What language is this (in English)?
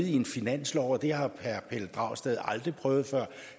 Danish